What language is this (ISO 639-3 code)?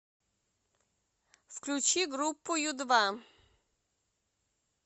rus